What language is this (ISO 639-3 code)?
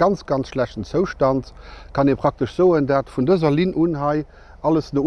nld